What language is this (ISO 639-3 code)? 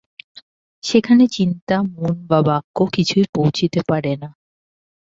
ben